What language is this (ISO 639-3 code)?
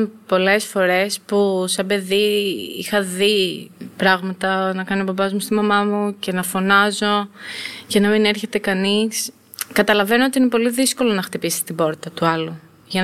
ell